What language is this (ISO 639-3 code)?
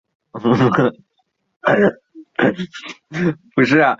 zho